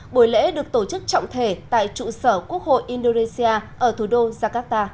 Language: Vietnamese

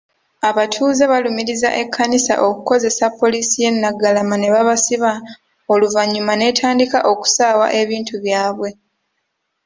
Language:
Ganda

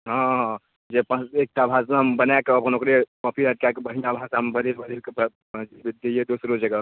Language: Maithili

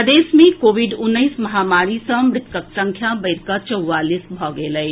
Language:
Maithili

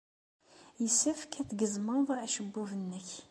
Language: Kabyle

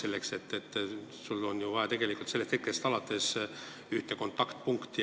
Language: Estonian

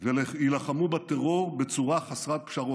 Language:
Hebrew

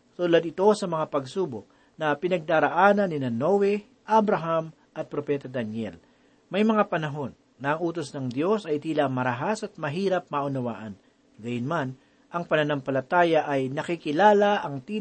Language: Filipino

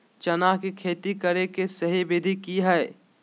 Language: Magahi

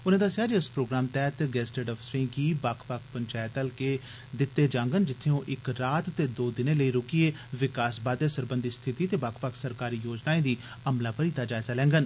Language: Dogri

